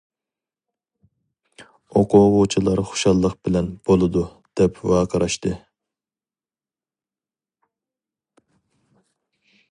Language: Uyghur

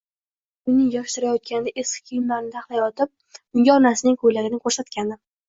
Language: Uzbek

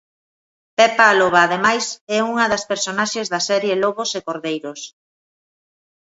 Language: Galician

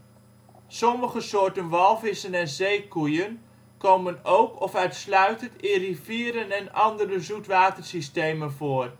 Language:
Dutch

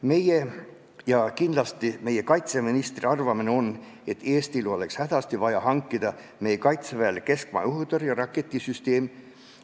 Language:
Estonian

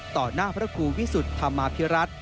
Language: Thai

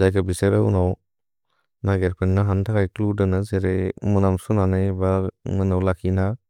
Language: Bodo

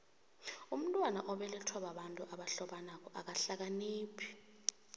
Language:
South Ndebele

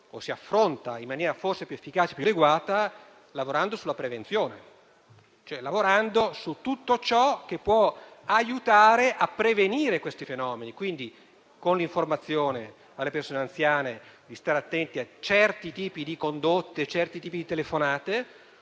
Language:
Italian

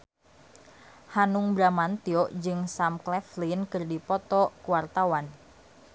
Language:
Sundanese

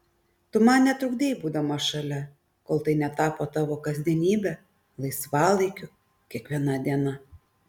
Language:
Lithuanian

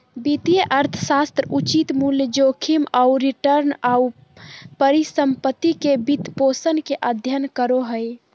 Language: Magahi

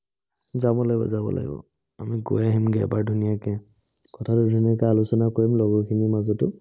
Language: Assamese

